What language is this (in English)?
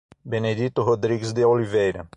Portuguese